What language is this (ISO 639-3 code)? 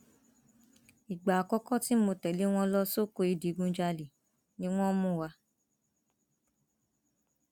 yor